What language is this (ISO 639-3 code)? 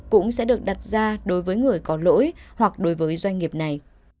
vie